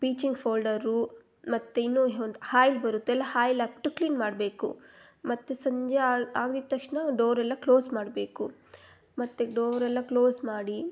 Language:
Kannada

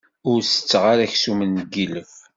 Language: Kabyle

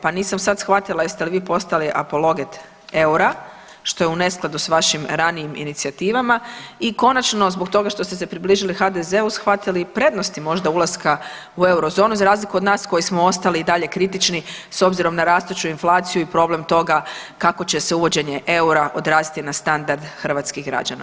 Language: Croatian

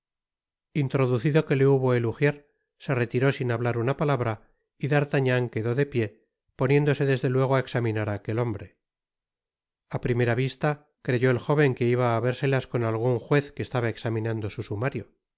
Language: Spanish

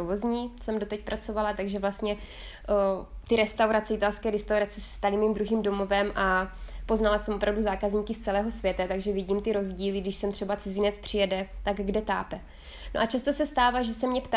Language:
Czech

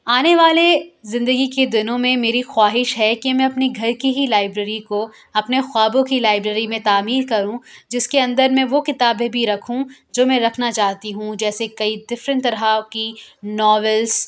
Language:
Urdu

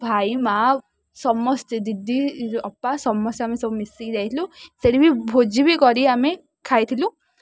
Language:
Odia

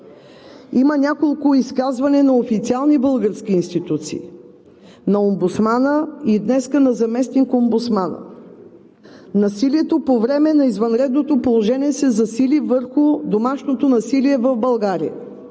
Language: Bulgarian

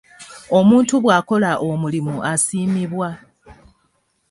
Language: Ganda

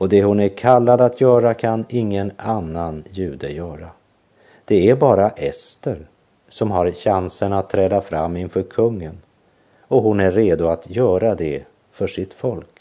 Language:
Swedish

